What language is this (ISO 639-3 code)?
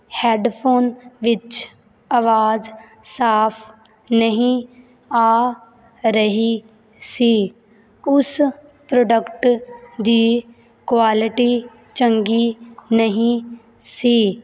pan